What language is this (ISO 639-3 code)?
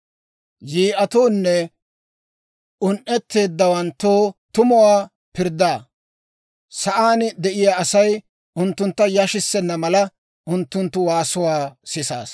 dwr